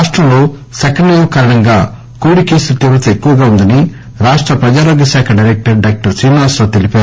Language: Telugu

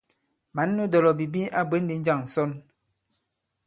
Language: Bankon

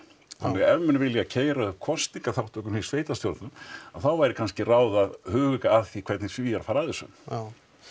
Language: Icelandic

